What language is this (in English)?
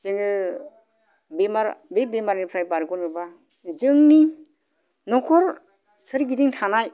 Bodo